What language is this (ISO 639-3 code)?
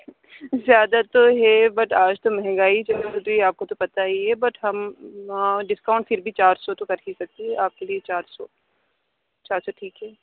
urd